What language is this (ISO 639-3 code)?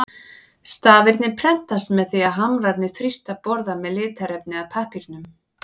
isl